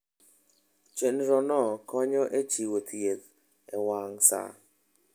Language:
Luo (Kenya and Tanzania)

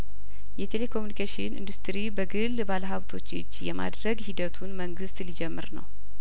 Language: Amharic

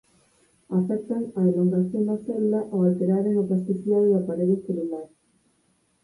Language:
Galician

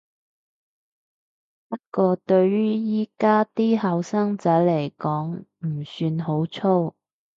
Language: Cantonese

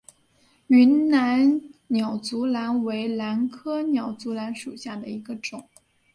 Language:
Chinese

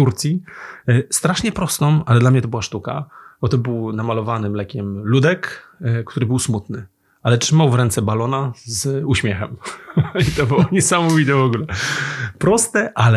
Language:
Polish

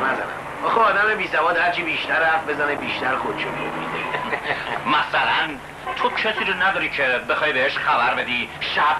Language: Persian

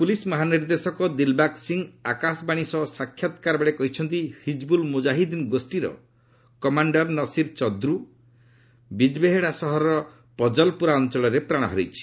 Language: Odia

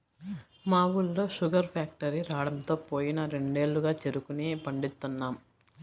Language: Telugu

